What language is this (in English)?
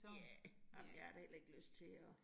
Danish